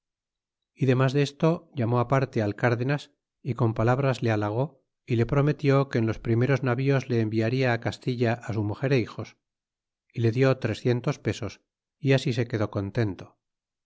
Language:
Spanish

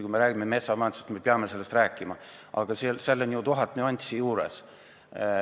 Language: Estonian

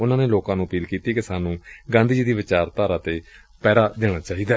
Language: Punjabi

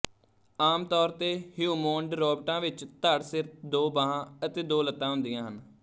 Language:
Punjabi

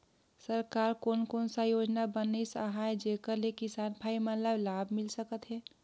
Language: Chhattisgarhi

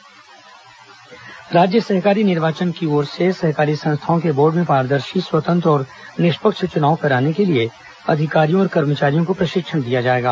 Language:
Hindi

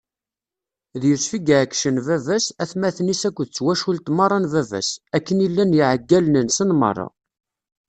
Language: Kabyle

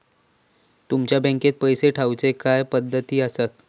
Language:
Marathi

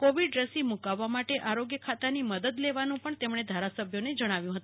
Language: Gujarati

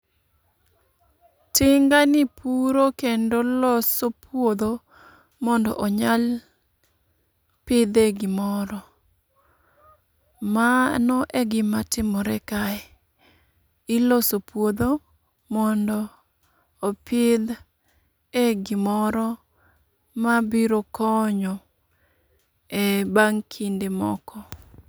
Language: Luo (Kenya and Tanzania)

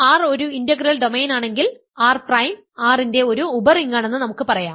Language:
Malayalam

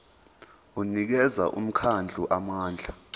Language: Zulu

